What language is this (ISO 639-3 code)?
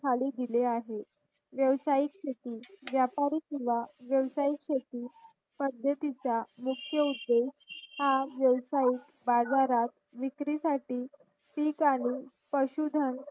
mar